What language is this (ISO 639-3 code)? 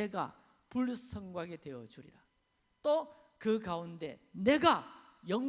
kor